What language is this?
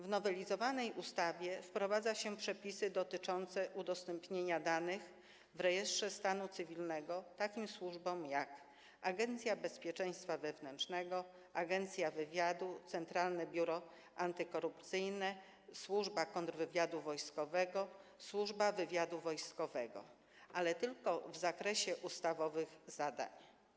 Polish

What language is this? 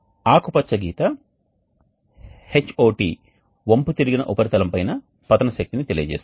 Telugu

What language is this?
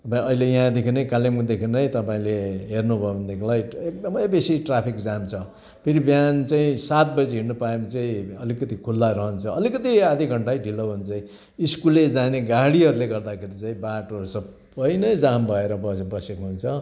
Nepali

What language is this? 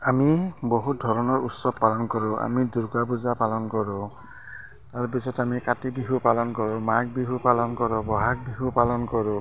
Assamese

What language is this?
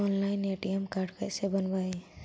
Magahi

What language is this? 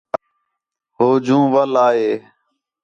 Khetrani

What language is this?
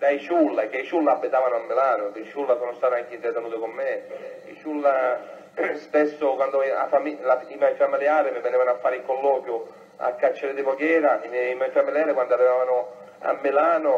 Italian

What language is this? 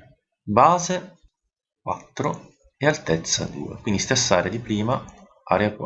Italian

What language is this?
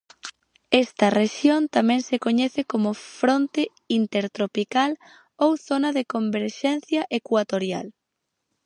Galician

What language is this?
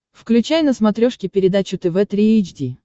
Russian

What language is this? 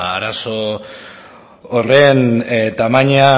Basque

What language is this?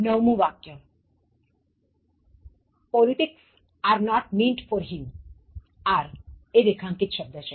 Gujarati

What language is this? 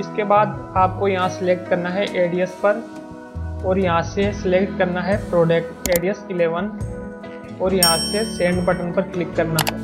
Hindi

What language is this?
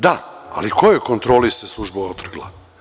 Serbian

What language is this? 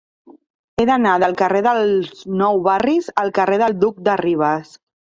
Catalan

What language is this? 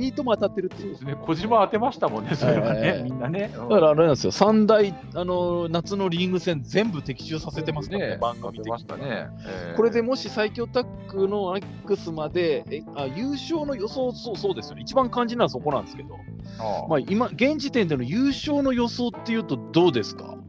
Japanese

